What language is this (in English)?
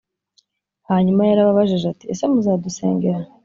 Kinyarwanda